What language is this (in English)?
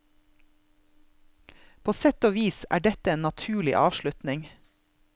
Norwegian